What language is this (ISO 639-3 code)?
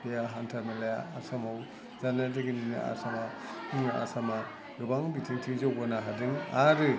brx